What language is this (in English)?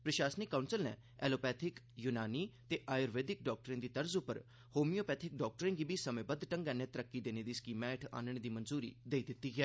Dogri